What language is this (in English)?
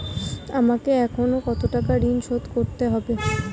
Bangla